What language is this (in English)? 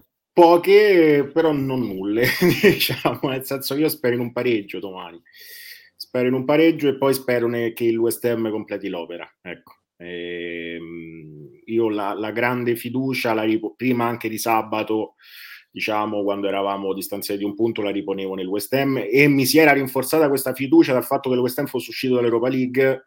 Italian